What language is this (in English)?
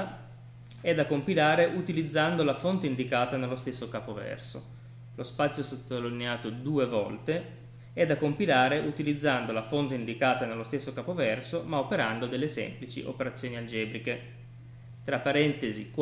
Italian